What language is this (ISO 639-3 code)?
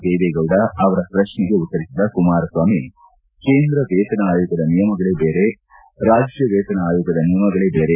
kan